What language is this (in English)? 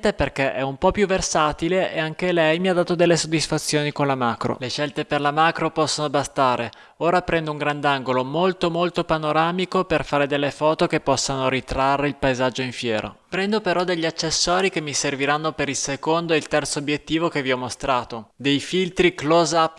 Italian